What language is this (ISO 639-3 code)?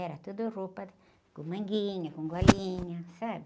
por